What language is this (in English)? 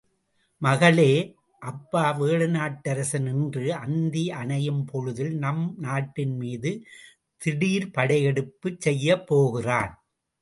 Tamil